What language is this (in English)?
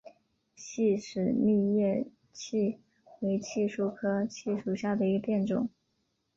Chinese